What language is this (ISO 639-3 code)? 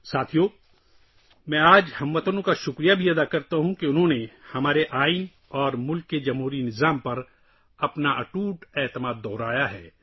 urd